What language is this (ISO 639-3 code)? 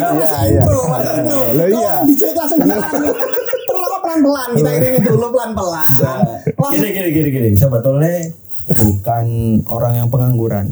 ind